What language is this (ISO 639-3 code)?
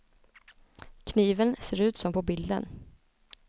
swe